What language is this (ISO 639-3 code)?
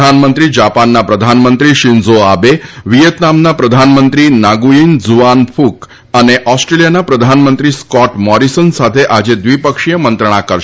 guj